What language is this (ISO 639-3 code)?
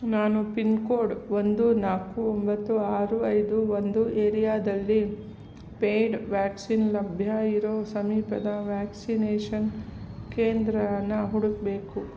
kan